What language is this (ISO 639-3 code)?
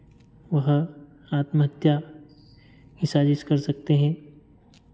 hin